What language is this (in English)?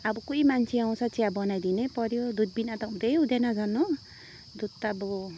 Nepali